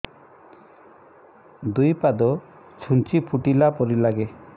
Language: Odia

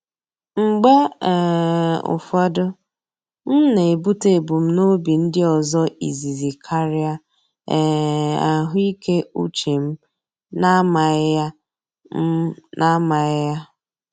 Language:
Igbo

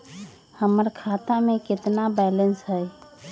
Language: Magahi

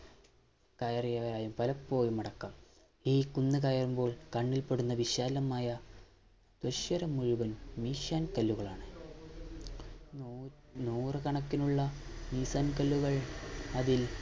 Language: Malayalam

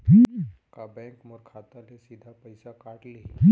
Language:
Chhattisgarhi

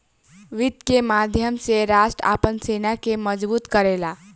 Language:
Bhojpuri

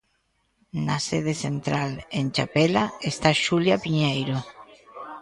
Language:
Galician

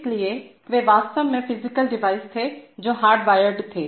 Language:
Hindi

